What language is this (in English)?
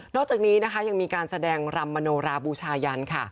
Thai